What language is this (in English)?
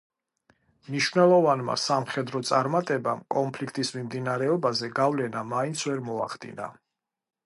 Georgian